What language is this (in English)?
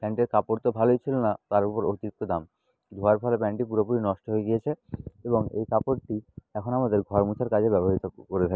Bangla